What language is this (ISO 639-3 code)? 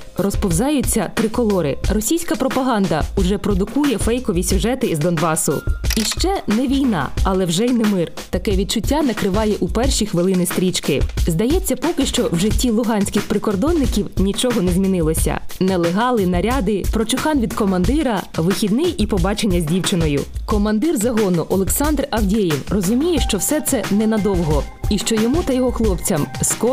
ukr